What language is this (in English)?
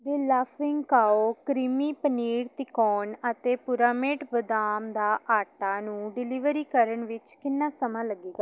Punjabi